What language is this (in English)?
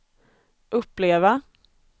Swedish